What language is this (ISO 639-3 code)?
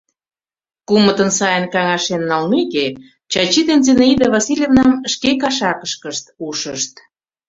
chm